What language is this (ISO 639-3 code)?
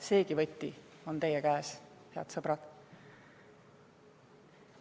est